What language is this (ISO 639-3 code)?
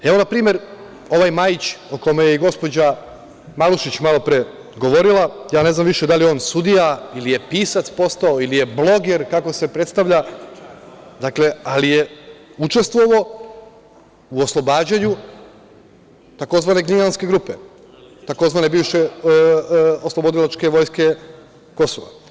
srp